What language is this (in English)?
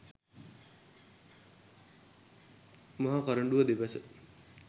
Sinhala